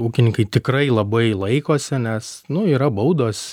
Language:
Lithuanian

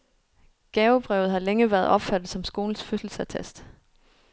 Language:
Danish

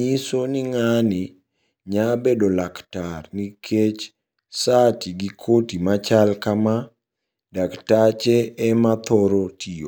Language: Luo (Kenya and Tanzania)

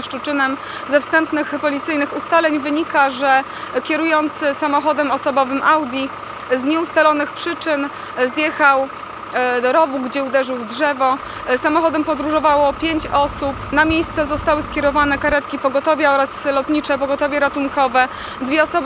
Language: Polish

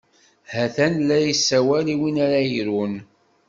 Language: Kabyle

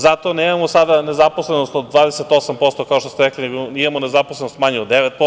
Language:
Serbian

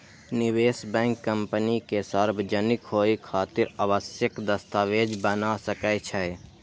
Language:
Maithili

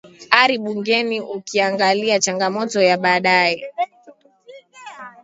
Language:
Swahili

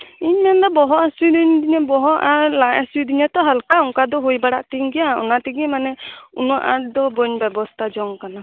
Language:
Santali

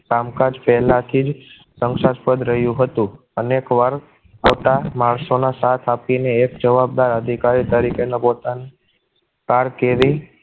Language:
Gujarati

